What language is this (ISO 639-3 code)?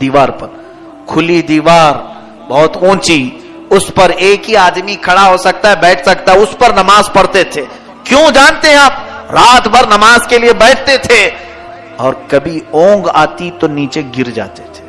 urd